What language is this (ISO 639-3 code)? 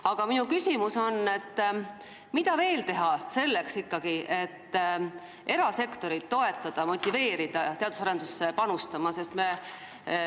est